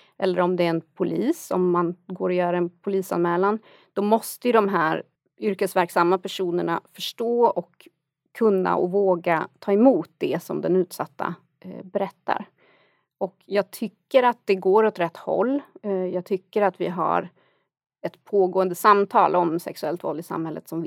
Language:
Swedish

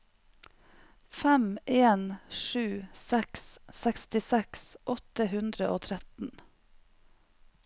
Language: Norwegian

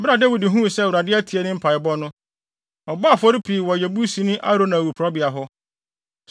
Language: Akan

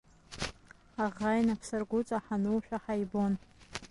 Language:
Abkhazian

